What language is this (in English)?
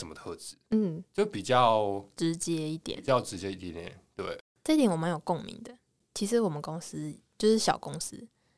Chinese